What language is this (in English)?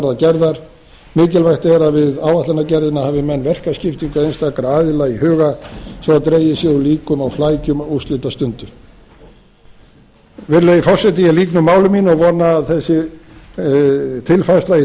Icelandic